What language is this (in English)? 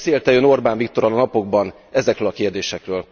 Hungarian